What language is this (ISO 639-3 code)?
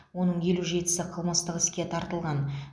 kaz